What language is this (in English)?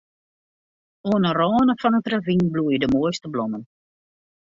Western Frisian